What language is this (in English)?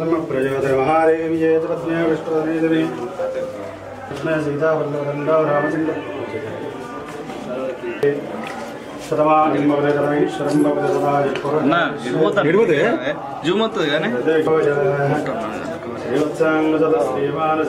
Arabic